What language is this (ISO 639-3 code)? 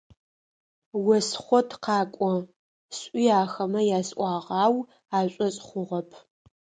ady